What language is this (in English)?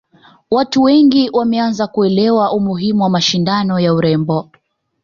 Swahili